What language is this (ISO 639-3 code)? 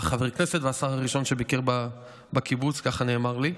heb